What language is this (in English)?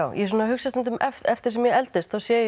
Icelandic